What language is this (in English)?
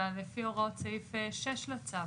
Hebrew